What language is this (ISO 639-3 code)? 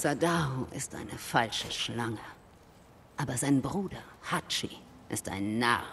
deu